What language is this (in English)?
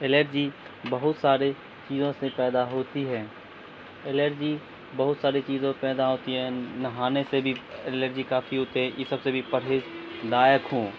Urdu